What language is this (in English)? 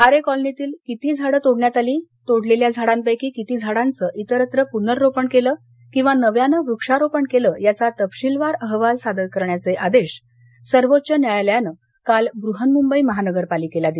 Marathi